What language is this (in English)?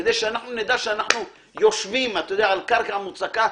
Hebrew